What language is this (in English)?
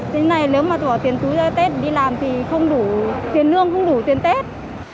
Vietnamese